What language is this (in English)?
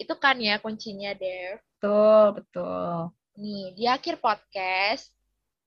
Indonesian